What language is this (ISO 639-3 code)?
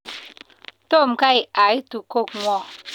kln